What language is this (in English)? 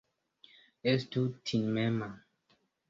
Esperanto